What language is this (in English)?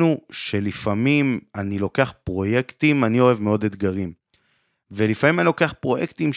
Hebrew